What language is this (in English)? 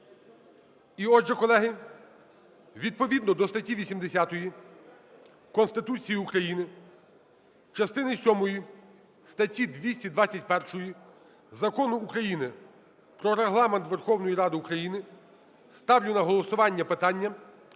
Ukrainian